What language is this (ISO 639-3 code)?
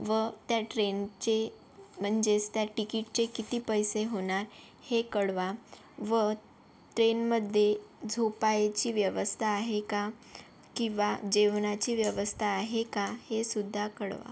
mar